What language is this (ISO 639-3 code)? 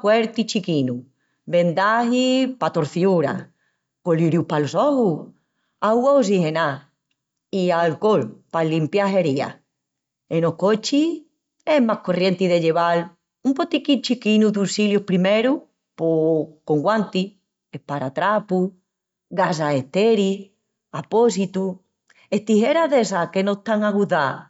ext